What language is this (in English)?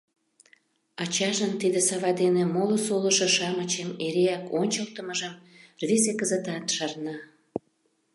Mari